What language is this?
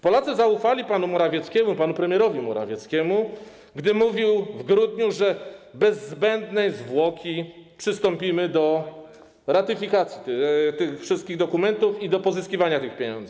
Polish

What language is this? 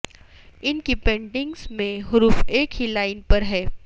Urdu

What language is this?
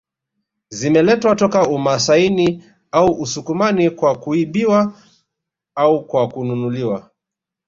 Swahili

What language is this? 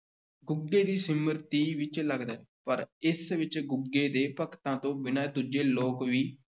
Punjabi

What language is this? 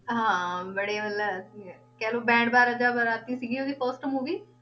Punjabi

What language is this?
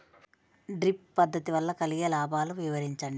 Telugu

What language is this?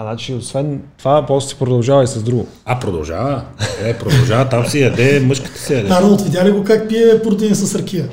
Bulgarian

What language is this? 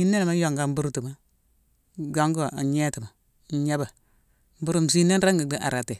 Mansoanka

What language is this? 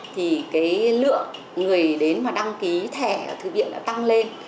Vietnamese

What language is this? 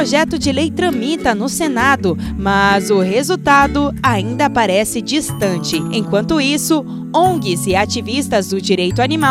Portuguese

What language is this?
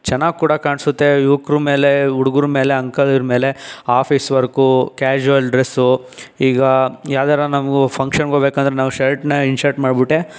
Kannada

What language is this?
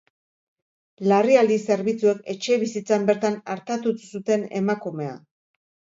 Basque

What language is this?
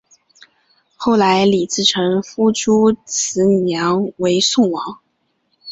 Chinese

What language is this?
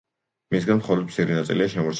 Georgian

